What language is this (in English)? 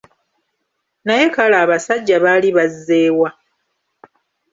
Ganda